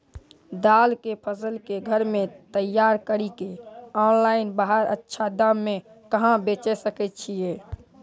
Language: Maithili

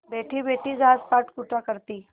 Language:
Hindi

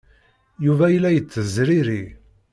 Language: Kabyle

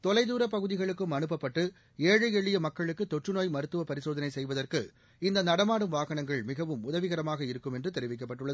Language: Tamil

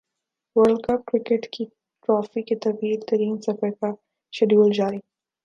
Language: Urdu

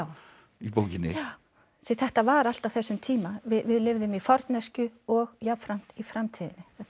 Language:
Icelandic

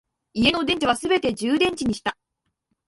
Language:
Japanese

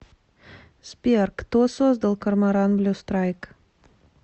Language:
Russian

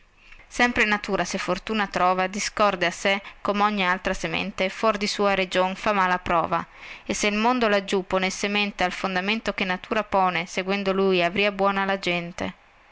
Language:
Italian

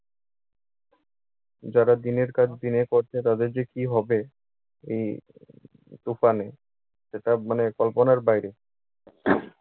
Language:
Bangla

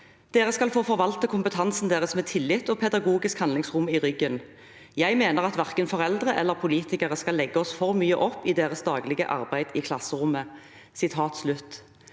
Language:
Norwegian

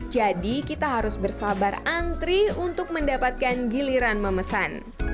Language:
Indonesian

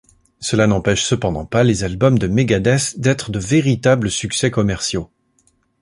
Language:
French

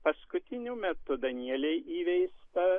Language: Lithuanian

